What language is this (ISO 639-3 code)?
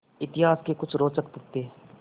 hin